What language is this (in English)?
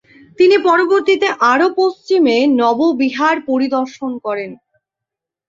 Bangla